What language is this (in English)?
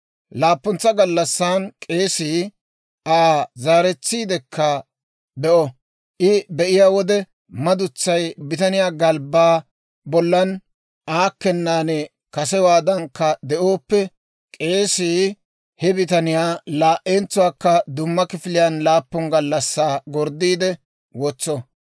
Dawro